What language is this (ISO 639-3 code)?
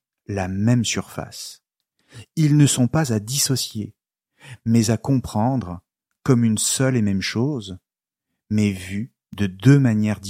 fra